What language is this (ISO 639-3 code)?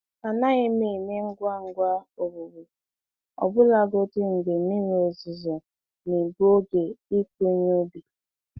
ibo